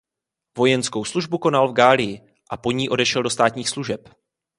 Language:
Czech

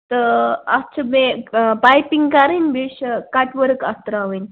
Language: Kashmiri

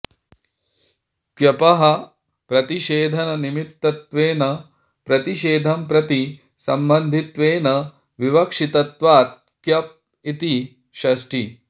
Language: Sanskrit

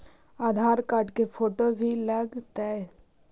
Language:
Magahi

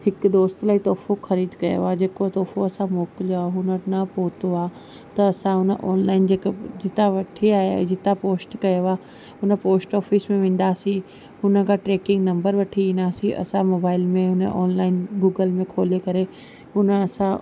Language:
Sindhi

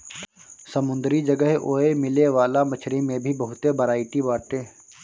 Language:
Bhojpuri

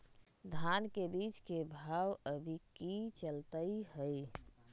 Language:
Magahi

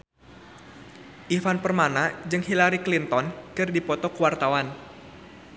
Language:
Sundanese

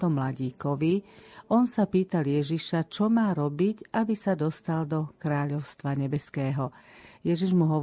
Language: Slovak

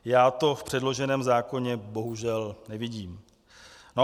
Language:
Czech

